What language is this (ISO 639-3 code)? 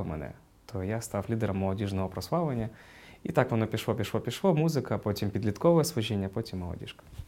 ukr